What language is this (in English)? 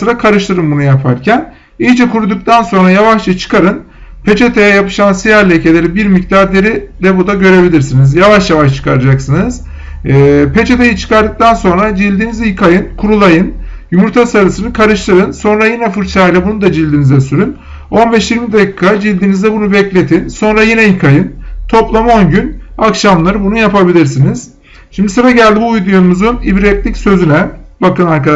Turkish